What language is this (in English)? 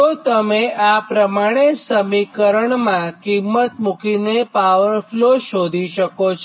Gujarati